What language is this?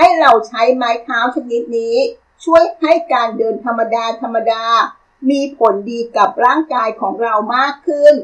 Thai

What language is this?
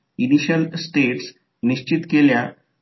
Marathi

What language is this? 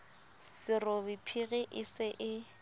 Southern Sotho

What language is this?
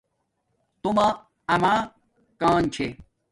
Domaaki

